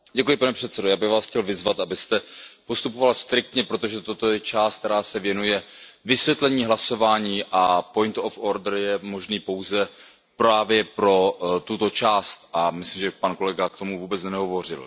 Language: Czech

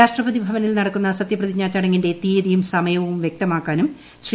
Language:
Malayalam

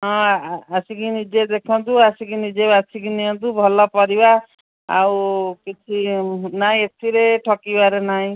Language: Odia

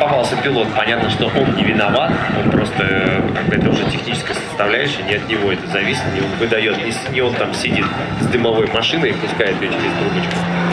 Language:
Russian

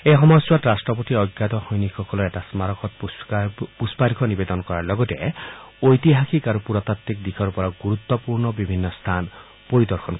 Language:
Assamese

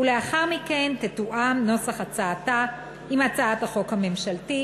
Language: Hebrew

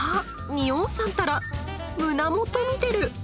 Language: Japanese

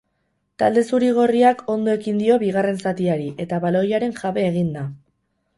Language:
Basque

